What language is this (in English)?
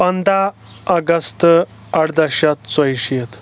Kashmiri